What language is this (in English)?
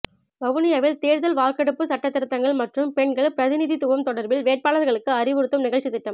Tamil